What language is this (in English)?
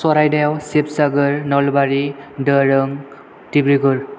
Bodo